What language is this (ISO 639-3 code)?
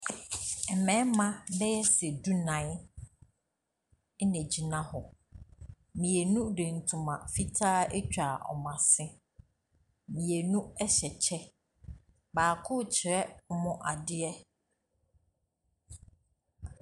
aka